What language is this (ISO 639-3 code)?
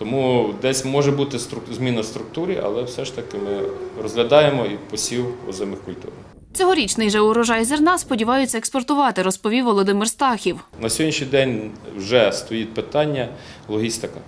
ukr